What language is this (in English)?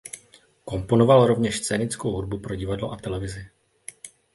Czech